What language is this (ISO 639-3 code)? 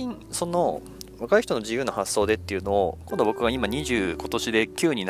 jpn